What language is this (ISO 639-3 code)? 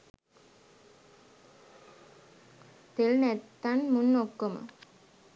sin